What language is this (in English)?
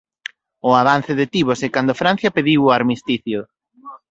Galician